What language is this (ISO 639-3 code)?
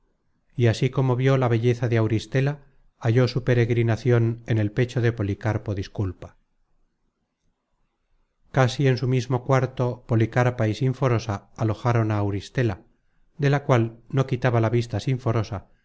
spa